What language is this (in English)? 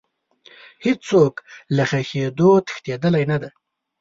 Pashto